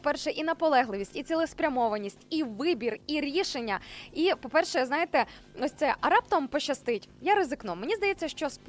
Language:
Ukrainian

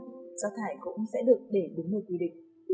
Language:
Vietnamese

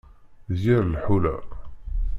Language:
Kabyle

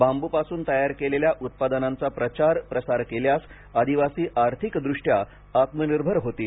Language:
Marathi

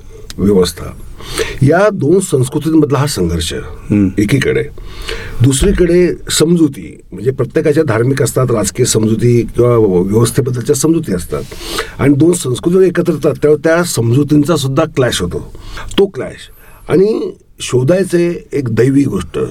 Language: Marathi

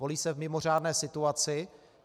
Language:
Czech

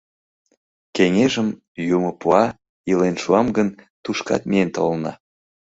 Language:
Mari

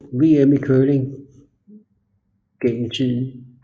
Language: Danish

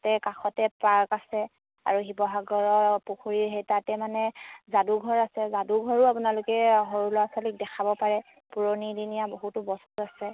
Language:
Assamese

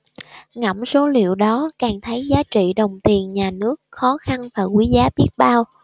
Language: Vietnamese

